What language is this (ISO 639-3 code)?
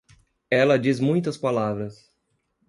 por